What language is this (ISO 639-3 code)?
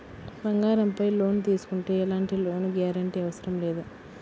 tel